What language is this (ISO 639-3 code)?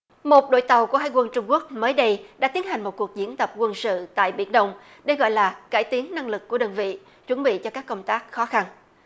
vie